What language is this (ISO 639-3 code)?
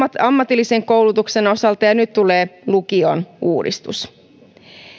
fin